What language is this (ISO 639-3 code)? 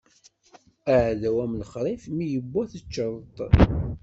kab